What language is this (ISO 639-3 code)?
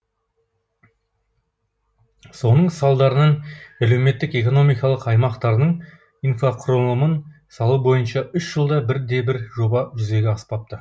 kaz